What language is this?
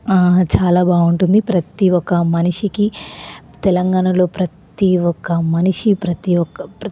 Telugu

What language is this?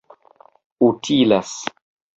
Esperanto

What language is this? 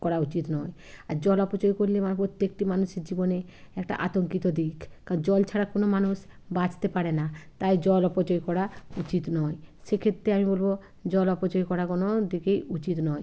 Bangla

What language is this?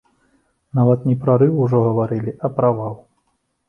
Belarusian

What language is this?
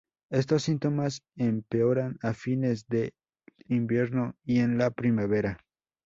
Spanish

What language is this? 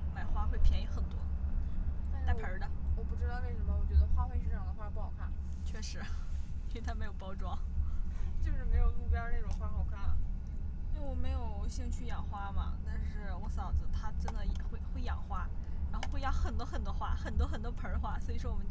Chinese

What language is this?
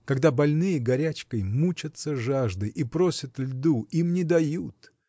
Russian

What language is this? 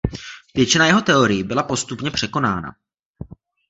Czech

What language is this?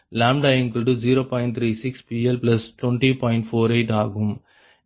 Tamil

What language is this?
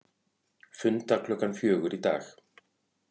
Icelandic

